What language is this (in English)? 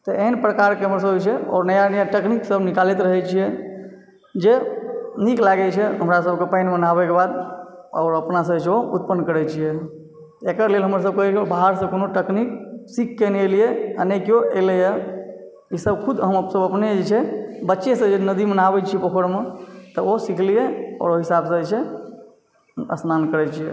Maithili